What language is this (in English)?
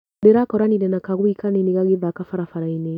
Kikuyu